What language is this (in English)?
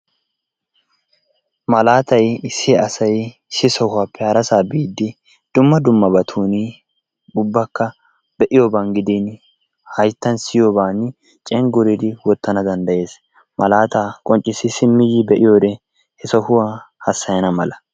Wolaytta